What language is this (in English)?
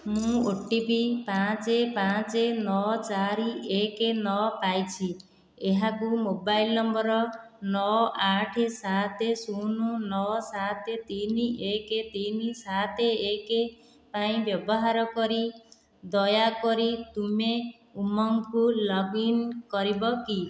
Odia